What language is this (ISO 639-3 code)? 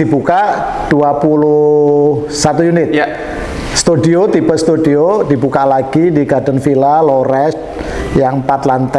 ind